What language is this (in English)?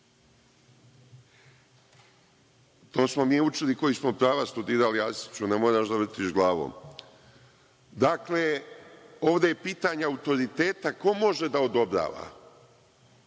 Serbian